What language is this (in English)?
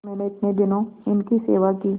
Hindi